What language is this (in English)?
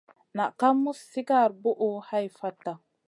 Masana